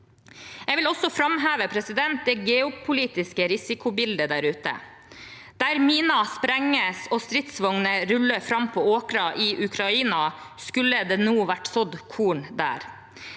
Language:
Norwegian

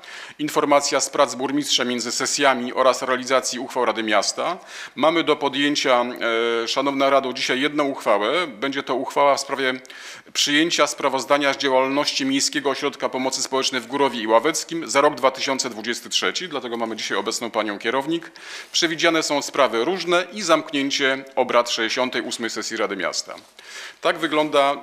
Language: Polish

